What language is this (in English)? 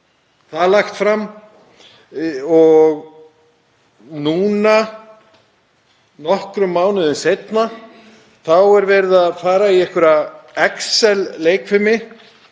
Icelandic